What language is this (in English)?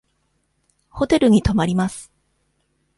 Japanese